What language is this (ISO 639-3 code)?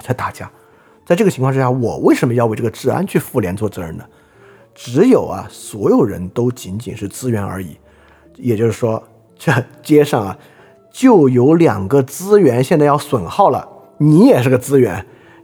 zho